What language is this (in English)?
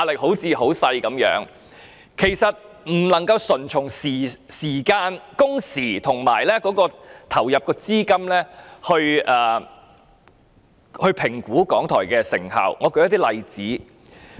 Cantonese